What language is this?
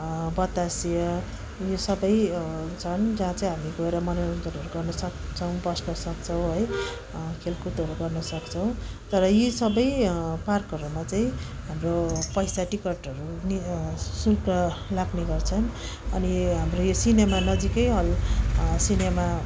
Nepali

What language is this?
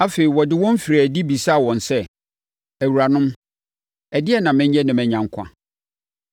Akan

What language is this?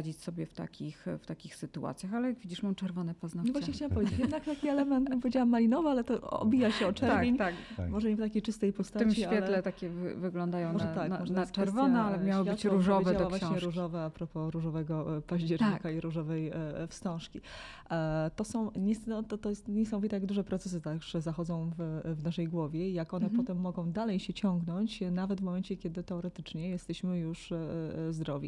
Polish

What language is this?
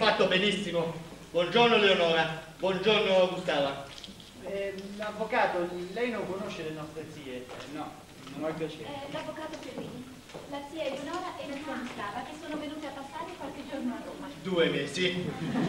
Italian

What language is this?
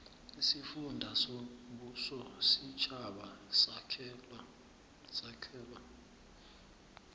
South Ndebele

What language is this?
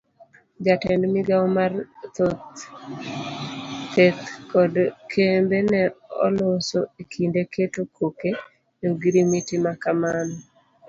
Luo (Kenya and Tanzania)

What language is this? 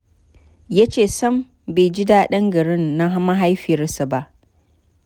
Hausa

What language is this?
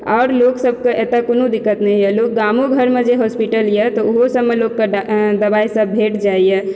Maithili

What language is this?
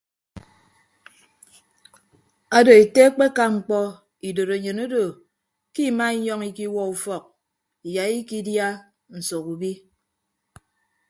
Ibibio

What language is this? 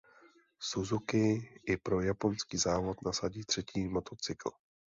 Czech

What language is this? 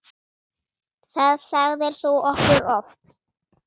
Icelandic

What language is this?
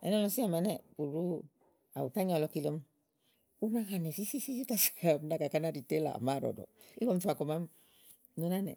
Igo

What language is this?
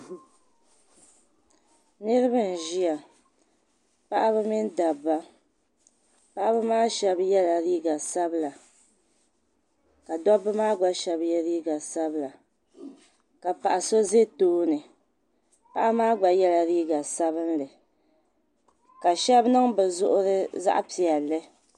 Dagbani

